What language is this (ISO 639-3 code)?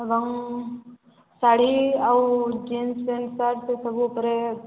ori